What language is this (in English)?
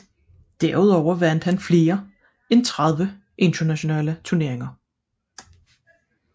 Danish